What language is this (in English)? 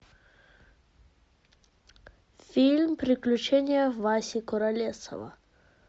Russian